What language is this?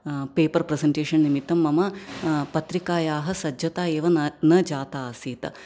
Sanskrit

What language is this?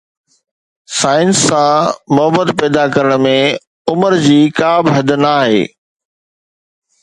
Sindhi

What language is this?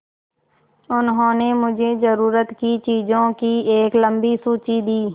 Hindi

